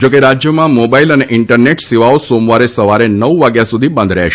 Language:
Gujarati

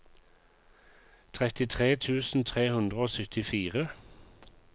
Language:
Norwegian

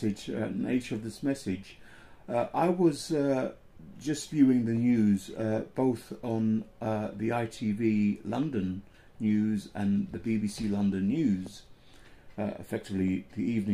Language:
English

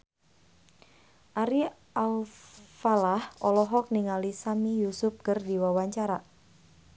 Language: Sundanese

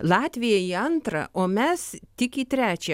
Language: Lithuanian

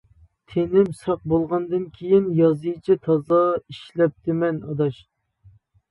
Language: Uyghur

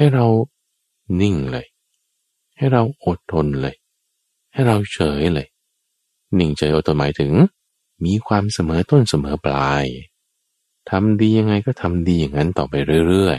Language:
Thai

